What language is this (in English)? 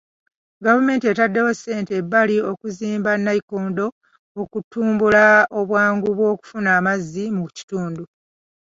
Ganda